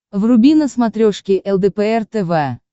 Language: Russian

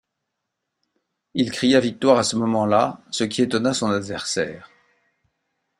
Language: French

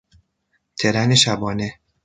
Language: Persian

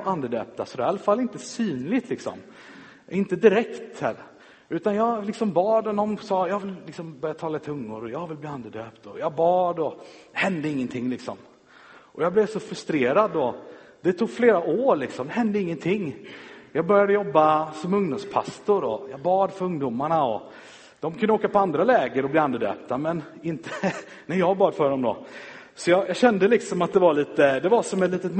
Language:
Swedish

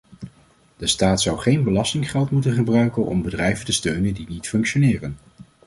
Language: Dutch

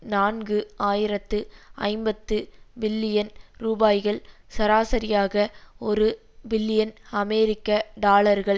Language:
Tamil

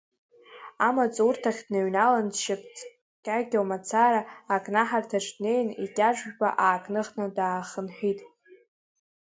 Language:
Abkhazian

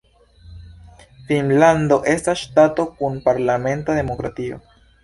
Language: Esperanto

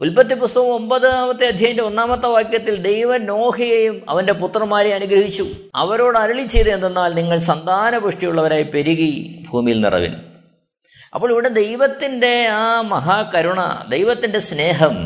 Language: Malayalam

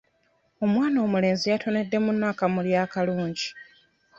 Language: Ganda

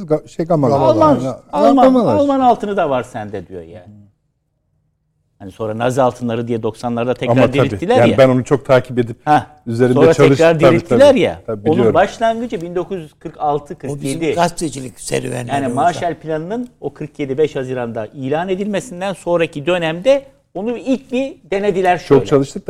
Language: Turkish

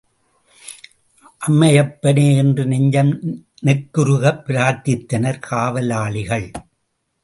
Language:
Tamil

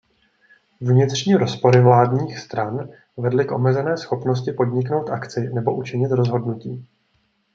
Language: Czech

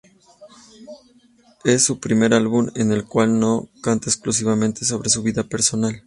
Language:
Spanish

